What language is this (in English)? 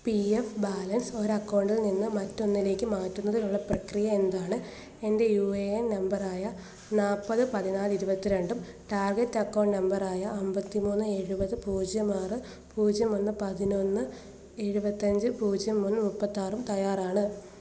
Malayalam